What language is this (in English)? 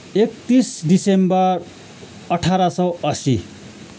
Nepali